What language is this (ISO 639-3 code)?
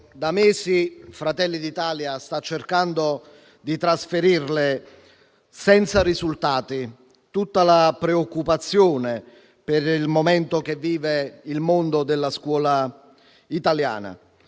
ita